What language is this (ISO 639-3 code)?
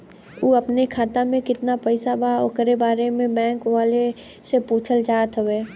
bho